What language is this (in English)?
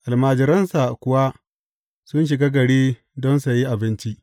Hausa